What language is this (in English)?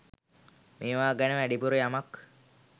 Sinhala